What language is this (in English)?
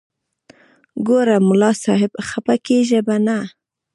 Pashto